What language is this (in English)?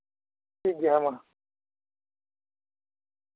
Santali